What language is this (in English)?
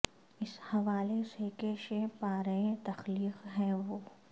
Urdu